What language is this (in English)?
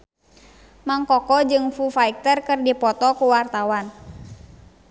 Sundanese